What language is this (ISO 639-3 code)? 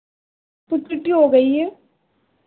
hin